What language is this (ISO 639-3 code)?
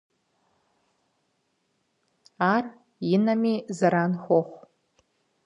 kbd